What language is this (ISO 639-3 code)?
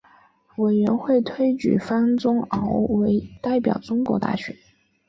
zho